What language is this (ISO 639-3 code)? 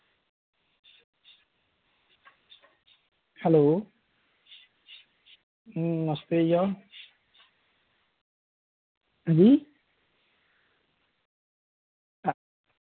doi